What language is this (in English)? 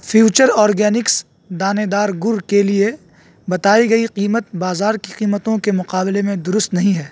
Urdu